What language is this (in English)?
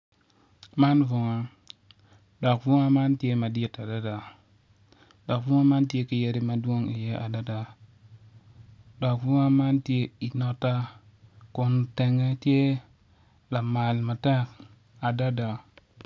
Acoli